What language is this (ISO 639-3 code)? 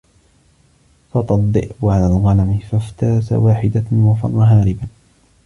ara